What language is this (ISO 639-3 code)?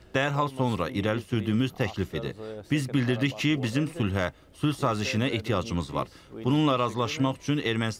tur